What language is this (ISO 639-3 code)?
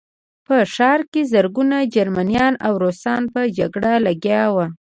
pus